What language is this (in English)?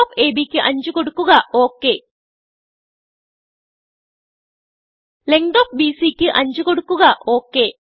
Malayalam